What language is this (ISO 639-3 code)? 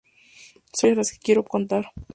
spa